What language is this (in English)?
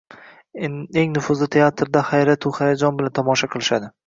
Uzbek